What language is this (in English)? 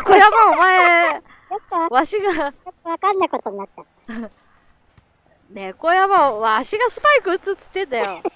Japanese